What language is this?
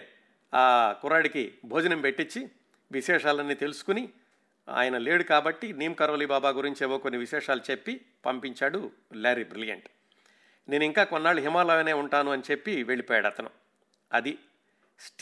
Telugu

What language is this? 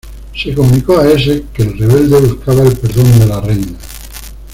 Spanish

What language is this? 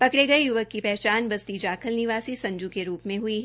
Hindi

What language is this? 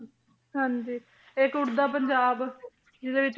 Punjabi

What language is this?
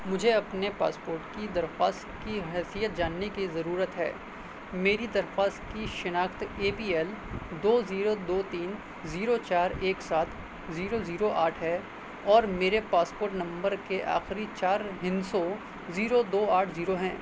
Urdu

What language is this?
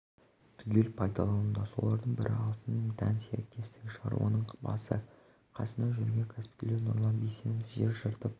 Kazakh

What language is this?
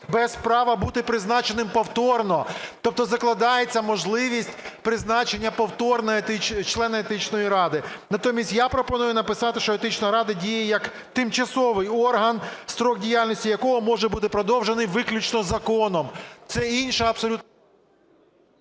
Ukrainian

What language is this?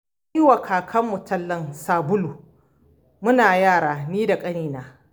Hausa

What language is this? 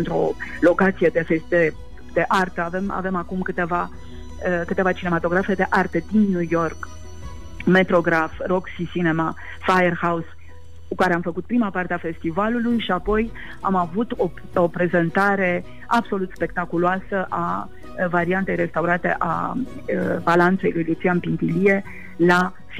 Romanian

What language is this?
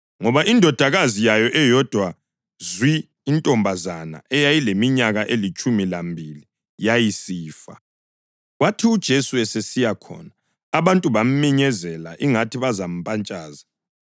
North Ndebele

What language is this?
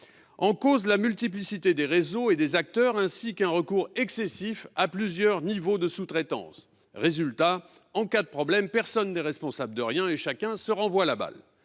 French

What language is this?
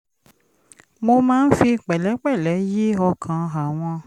Yoruba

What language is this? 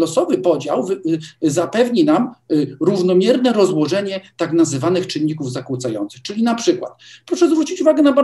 Polish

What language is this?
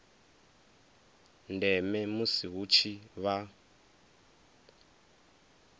Venda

